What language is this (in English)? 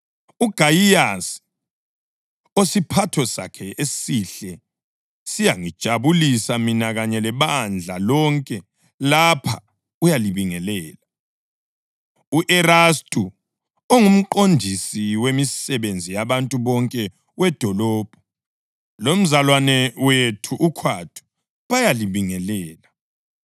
North Ndebele